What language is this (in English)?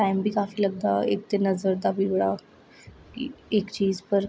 Dogri